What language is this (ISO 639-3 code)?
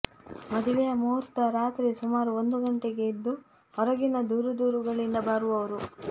kan